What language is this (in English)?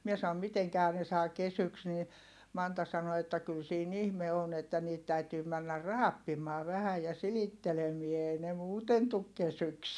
Finnish